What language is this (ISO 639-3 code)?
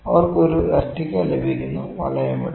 mal